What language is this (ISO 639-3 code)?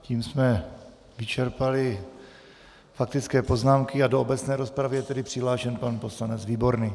ces